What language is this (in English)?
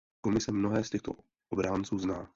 Czech